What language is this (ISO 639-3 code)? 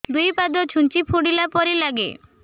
ori